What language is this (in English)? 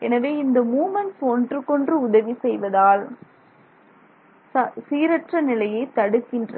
Tamil